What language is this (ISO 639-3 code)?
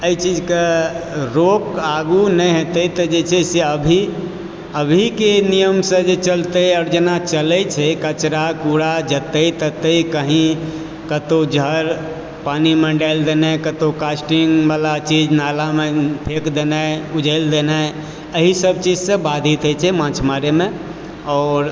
mai